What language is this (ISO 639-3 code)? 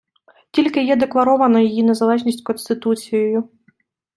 ukr